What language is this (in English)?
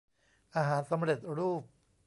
Thai